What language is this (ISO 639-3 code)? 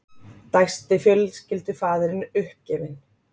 isl